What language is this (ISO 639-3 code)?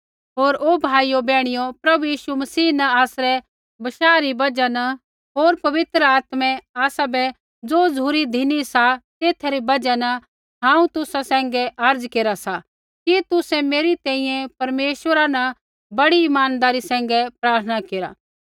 kfx